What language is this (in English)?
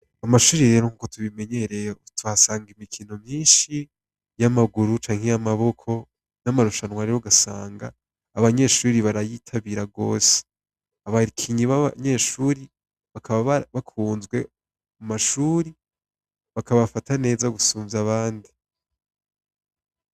Rundi